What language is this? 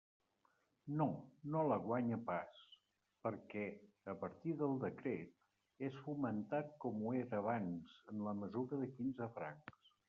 Catalan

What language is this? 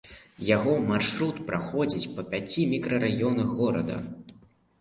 Belarusian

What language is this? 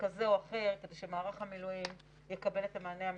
Hebrew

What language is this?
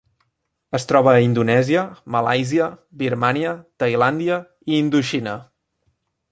Catalan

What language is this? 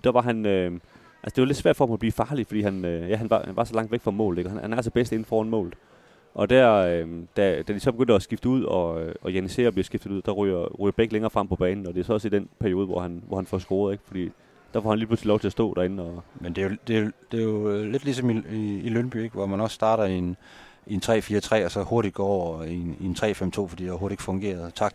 Danish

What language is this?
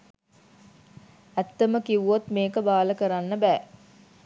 Sinhala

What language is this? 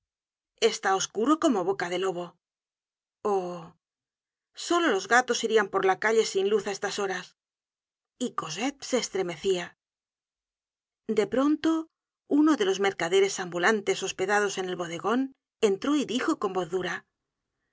Spanish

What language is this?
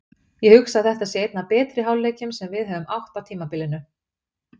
Icelandic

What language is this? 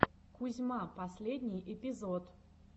Russian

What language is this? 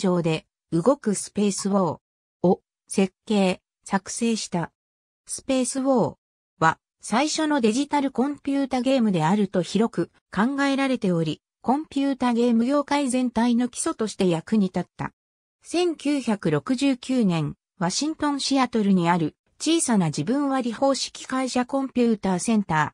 Japanese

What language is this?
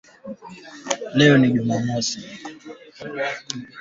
Swahili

